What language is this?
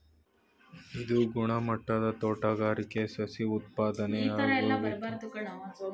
Kannada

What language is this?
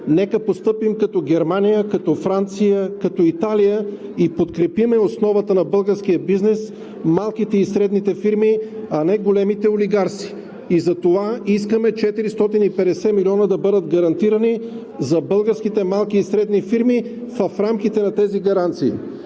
Bulgarian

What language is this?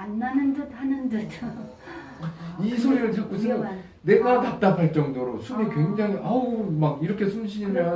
Korean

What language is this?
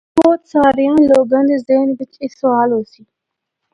Northern Hindko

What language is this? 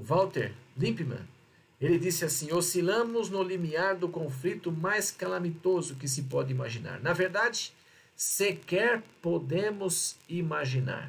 Portuguese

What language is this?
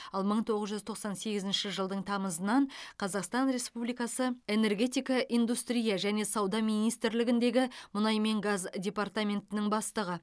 Kazakh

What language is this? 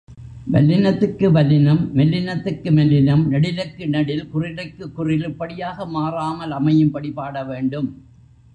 Tamil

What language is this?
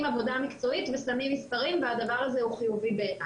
Hebrew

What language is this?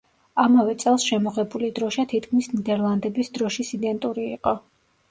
Georgian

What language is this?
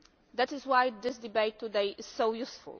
English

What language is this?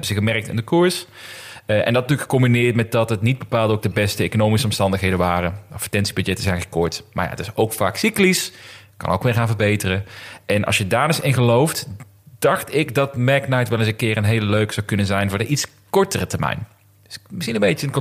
Dutch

